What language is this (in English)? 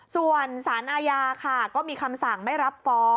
Thai